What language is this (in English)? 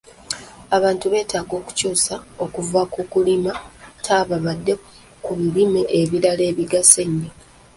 Ganda